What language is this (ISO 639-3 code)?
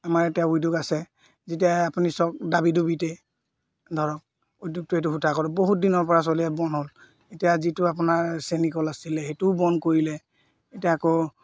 asm